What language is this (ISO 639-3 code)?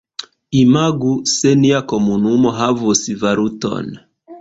epo